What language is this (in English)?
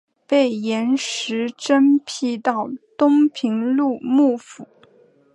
Chinese